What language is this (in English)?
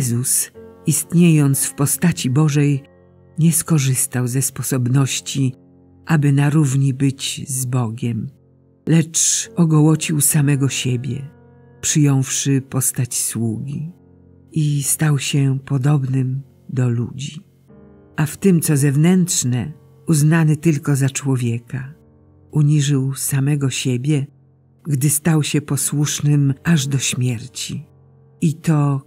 Polish